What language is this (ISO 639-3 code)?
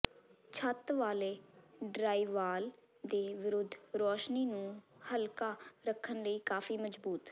pan